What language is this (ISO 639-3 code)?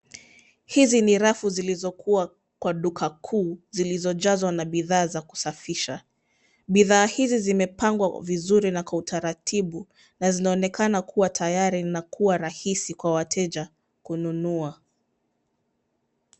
swa